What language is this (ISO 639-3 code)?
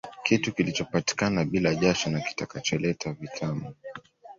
swa